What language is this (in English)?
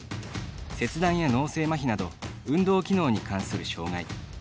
Japanese